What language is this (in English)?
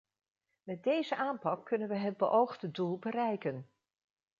Dutch